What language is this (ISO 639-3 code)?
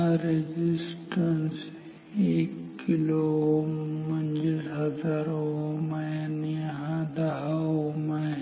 mar